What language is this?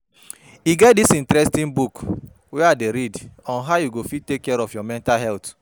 Nigerian Pidgin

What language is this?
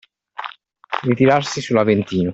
Italian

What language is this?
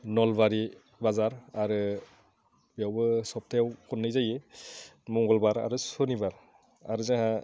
Bodo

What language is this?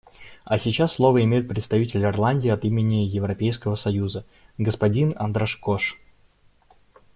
Russian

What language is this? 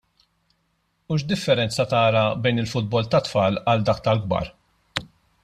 Maltese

